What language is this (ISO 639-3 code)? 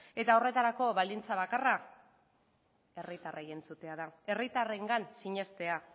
eus